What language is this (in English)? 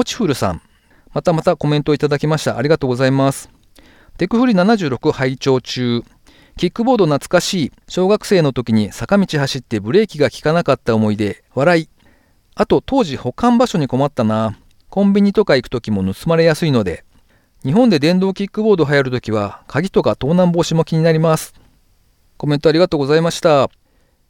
Japanese